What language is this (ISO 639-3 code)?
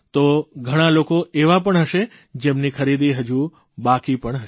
guj